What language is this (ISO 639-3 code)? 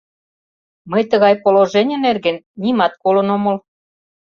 chm